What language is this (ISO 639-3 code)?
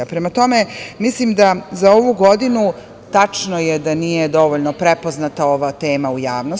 srp